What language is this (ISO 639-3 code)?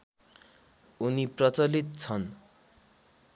nep